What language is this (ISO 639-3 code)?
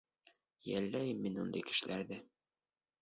bak